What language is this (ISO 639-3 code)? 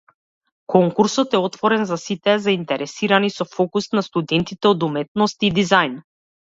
mkd